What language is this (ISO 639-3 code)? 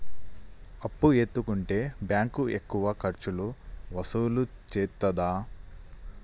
tel